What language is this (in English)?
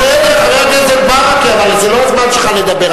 Hebrew